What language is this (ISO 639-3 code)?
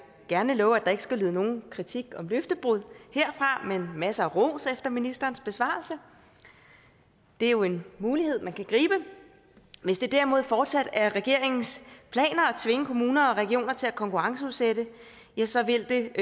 dan